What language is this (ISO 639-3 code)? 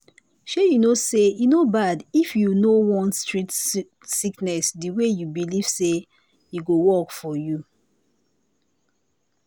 pcm